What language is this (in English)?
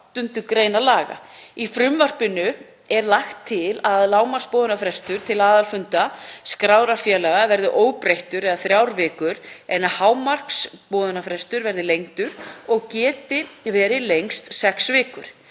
Icelandic